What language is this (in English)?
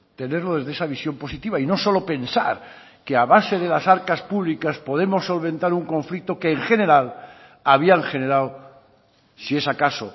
Spanish